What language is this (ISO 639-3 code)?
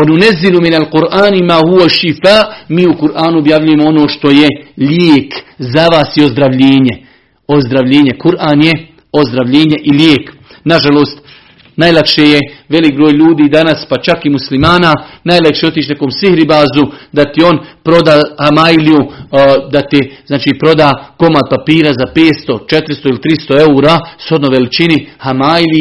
hrv